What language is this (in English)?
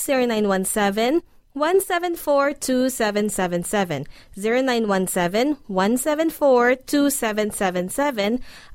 Filipino